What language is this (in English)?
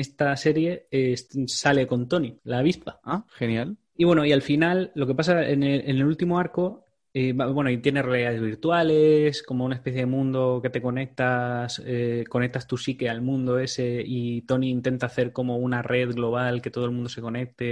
Spanish